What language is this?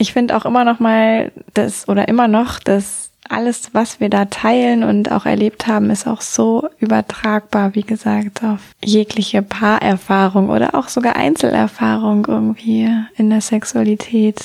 German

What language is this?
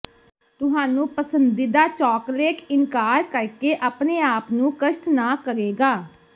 Punjabi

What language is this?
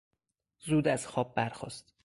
Persian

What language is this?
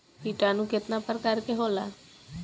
Bhojpuri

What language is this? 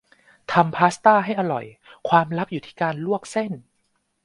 Thai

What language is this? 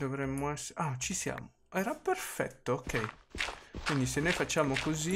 Italian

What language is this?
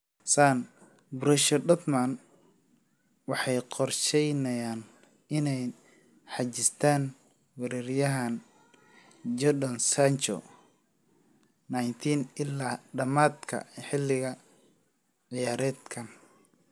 Somali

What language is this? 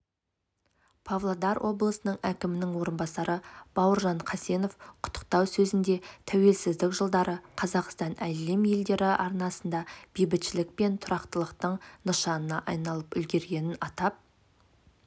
Kazakh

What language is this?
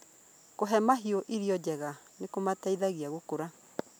Kikuyu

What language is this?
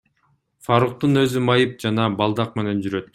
Kyrgyz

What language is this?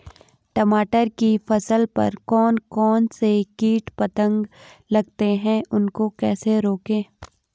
Hindi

